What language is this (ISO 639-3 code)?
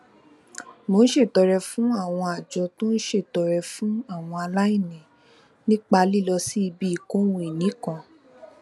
yor